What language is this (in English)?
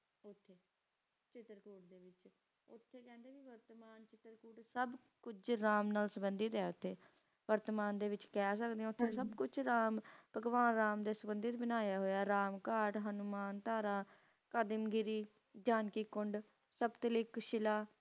Punjabi